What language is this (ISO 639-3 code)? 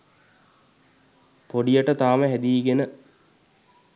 sin